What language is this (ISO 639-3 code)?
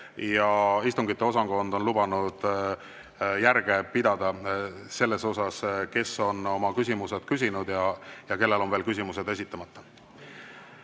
est